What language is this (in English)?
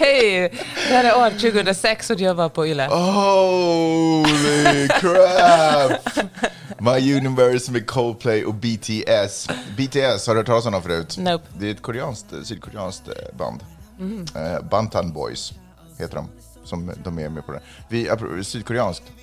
Swedish